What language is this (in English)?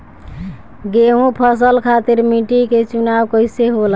Bhojpuri